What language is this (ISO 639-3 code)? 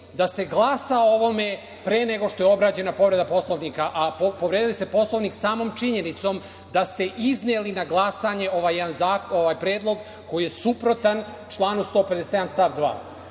srp